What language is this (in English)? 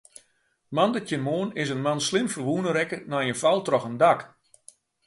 Western Frisian